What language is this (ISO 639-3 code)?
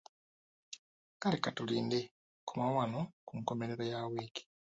lug